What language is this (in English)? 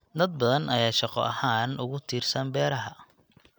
Somali